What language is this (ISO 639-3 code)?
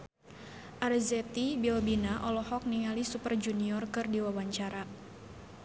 sun